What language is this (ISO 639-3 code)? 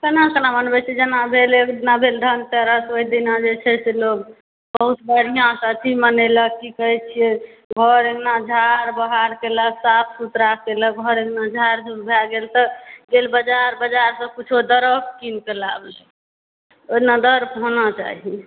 mai